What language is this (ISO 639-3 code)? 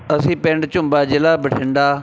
pan